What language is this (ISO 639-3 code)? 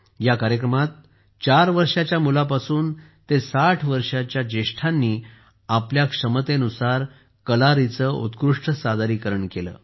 mar